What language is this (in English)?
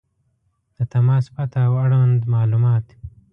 Pashto